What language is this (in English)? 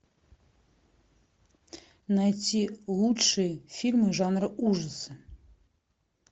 Russian